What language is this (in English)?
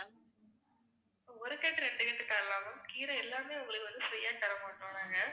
Tamil